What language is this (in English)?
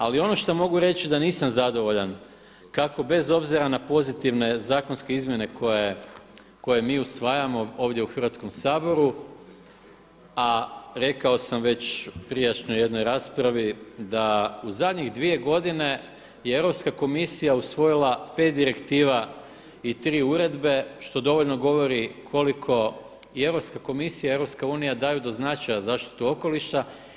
Croatian